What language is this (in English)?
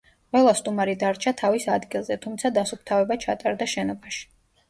Georgian